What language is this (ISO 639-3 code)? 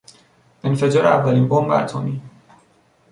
fas